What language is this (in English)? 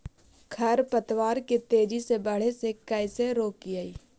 Magahi